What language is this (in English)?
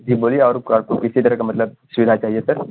Urdu